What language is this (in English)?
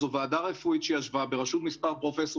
Hebrew